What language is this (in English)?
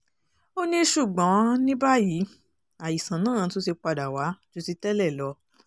Yoruba